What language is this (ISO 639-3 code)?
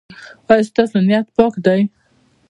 pus